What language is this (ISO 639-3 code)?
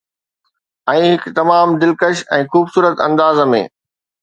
snd